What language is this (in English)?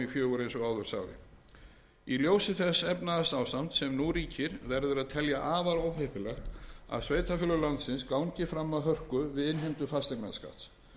Icelandic